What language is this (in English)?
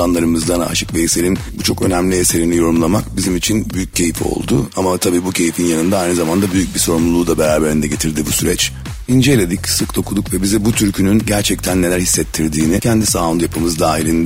Turkish